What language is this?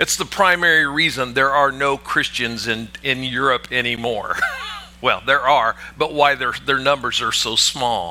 English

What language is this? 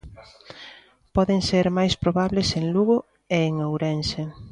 Galician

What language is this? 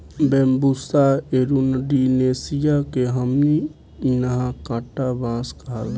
Bhojpuri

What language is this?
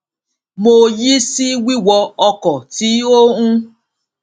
Yoruba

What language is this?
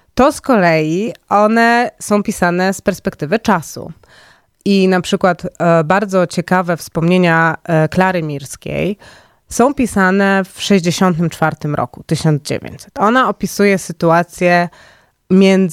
Polish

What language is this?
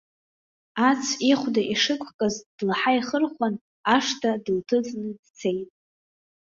Abkhazian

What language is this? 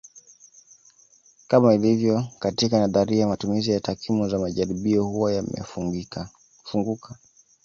Swahili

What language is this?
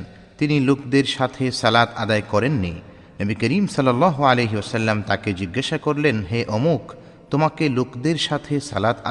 Bangla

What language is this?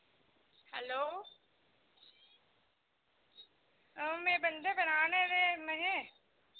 Dogri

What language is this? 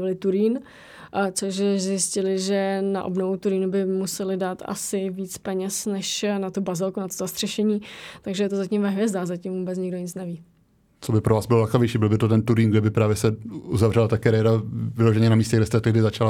Czech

